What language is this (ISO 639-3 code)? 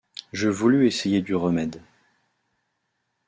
fra